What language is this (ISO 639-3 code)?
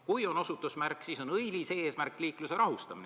est